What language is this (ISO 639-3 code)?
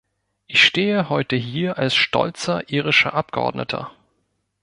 deu